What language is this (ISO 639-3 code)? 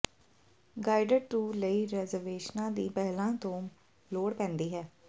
pan